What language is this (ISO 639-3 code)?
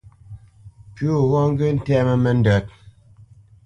bce